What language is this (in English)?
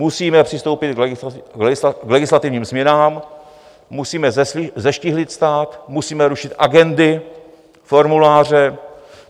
Czech